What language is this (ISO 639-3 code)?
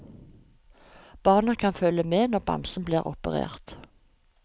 nor